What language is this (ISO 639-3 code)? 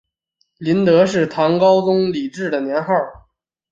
zho